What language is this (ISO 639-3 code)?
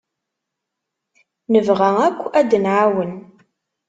kab